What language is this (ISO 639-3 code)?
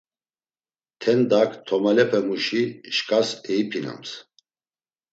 lzz